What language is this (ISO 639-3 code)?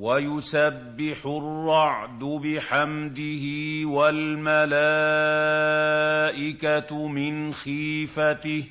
ara